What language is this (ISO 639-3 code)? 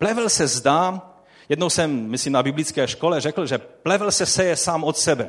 ces